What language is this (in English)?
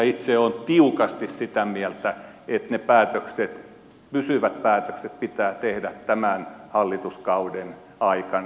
Finnish